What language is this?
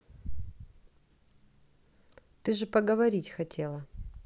Russian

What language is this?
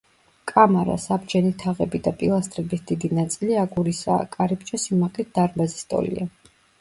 Georgian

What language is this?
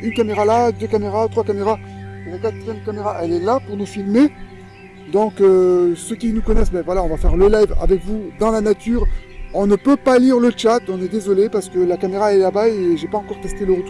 French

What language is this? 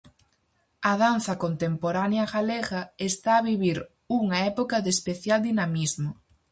Galician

